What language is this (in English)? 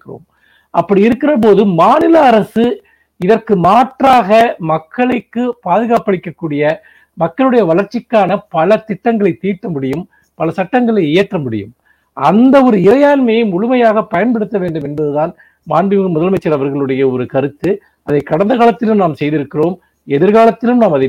Tamil